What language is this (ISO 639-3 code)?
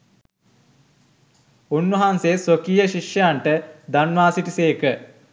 sin